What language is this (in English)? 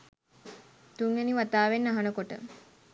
Sinhala